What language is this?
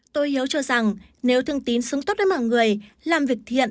Vietnamese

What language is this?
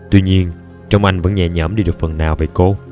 Vietnamese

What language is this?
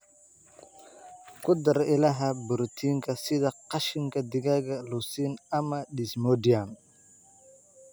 Somali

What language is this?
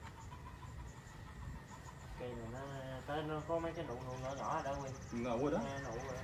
Vietnamese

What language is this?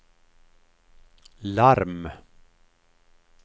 Swedish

